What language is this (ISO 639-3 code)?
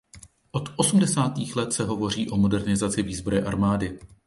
ces